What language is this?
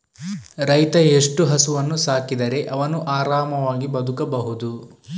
Kannada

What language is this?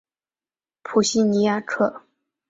Chinese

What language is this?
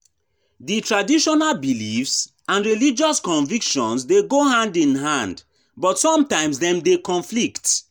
Nigerian Pidgin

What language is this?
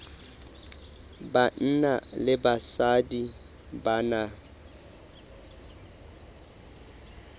Southern Sotho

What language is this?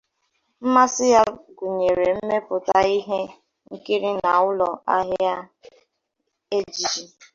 Igbo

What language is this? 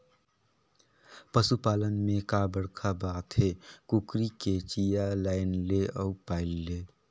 Chhattisgarhi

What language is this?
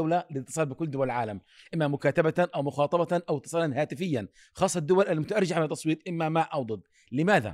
Arabic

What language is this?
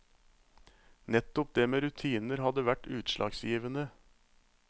Norwegian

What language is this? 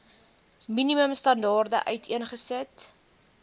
Afrikaans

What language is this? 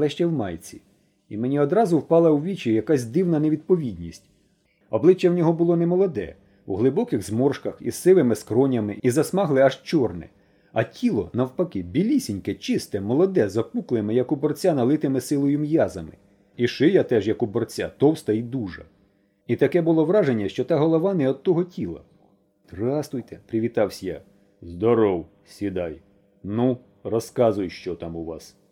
Ukrainian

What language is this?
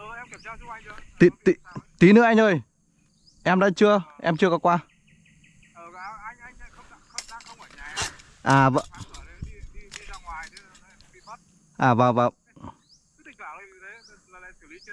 Vietnamese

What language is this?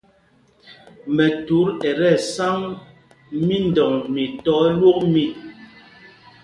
Mpumpong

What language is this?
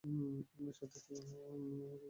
Bangla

